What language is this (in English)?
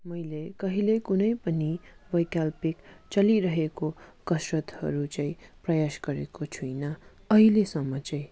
Nepali